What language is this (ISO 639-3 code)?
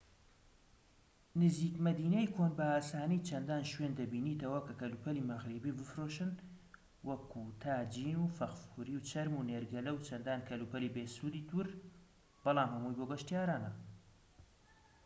ckb